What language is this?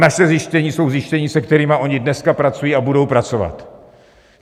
Czech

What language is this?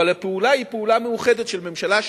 Hebrew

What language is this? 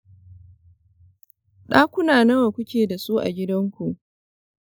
Hausa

